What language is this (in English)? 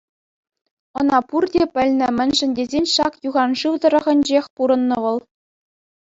Chuvash